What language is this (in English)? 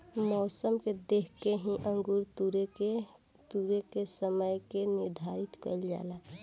Bhojpuri